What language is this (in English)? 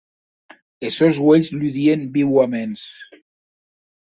Occitan